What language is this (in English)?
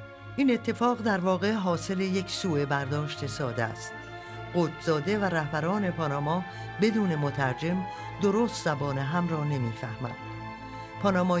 Persian